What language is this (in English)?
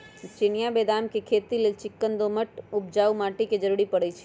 Magahi